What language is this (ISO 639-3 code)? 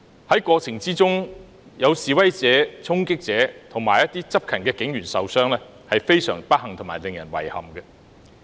yue